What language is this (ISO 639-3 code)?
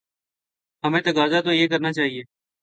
urd